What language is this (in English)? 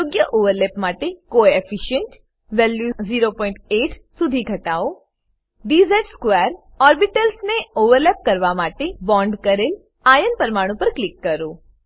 Gujarati